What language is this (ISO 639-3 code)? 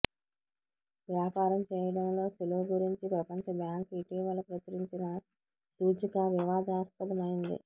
tel